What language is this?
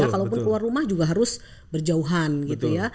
Indonesian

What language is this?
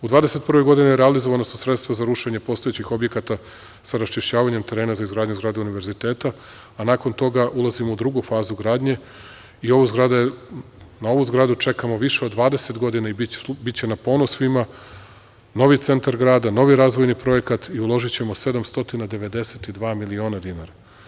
Serbian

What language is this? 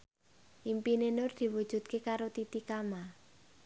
Javanese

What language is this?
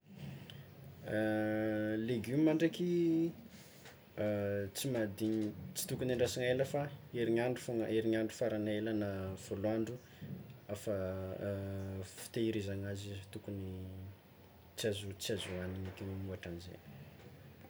Tsimihety Malagasy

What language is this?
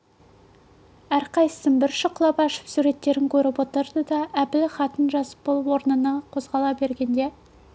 Kazakh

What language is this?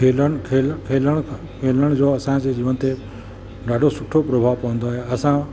Sindhi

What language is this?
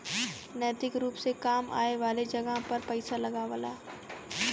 Bhojpuri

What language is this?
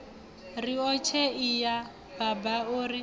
Venda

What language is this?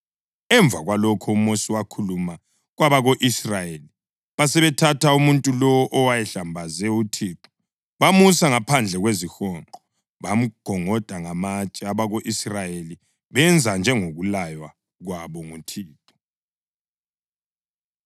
North Ndebele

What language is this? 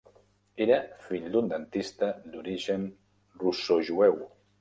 Catalan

